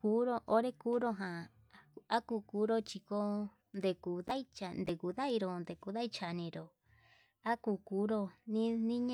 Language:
Yutanduchi Mixtec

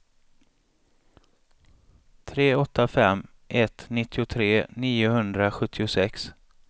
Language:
Swedish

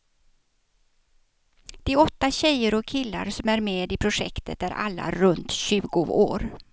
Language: Swedish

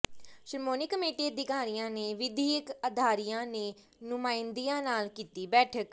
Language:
Punjabi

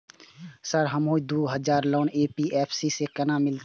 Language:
Maithili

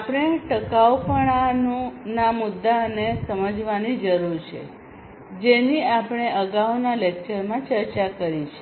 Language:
Gujarati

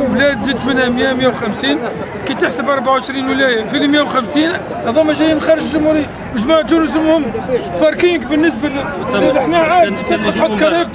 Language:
Arabic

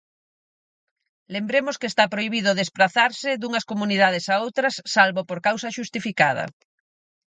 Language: Galician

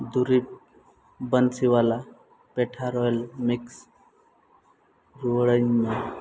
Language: Santali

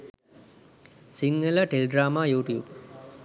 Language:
Sinhala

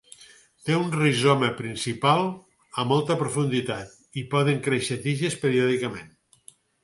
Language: Catalan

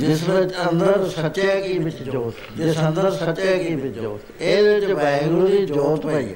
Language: Punjabi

